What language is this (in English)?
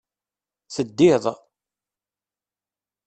Kabyle